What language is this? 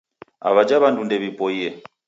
Taita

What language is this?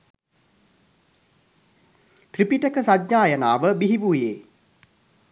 Sinhala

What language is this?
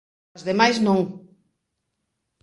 Galician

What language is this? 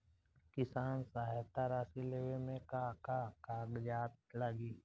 Bhojpuri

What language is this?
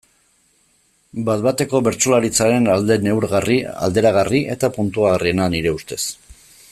Basque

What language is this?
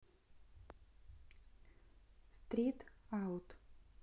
Russian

